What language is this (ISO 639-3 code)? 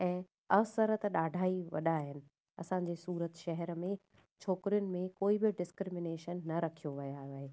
snd